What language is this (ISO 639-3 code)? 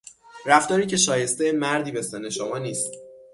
fas